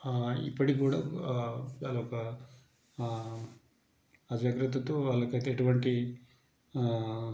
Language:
Telugu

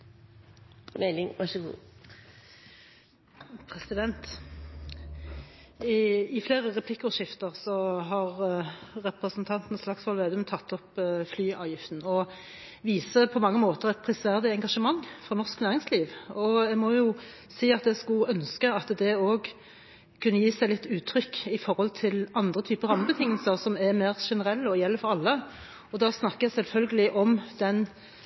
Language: Norwegian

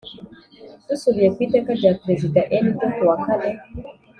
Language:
Kinyarwanda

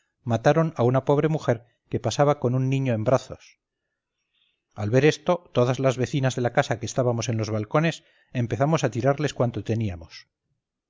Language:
Spanish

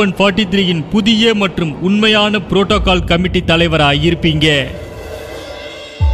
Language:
Tamil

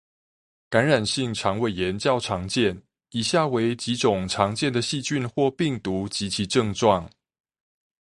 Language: Chinese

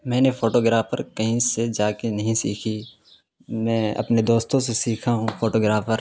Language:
Urdu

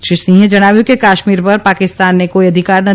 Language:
Gujarati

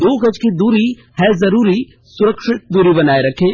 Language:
Hindi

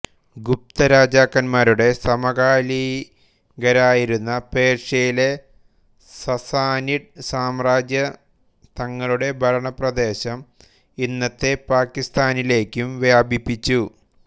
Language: Malayalam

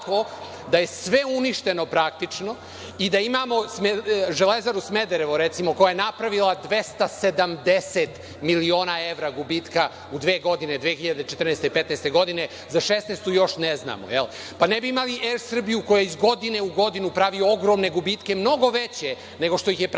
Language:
Serbian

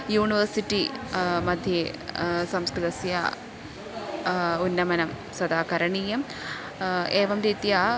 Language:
Sanskrit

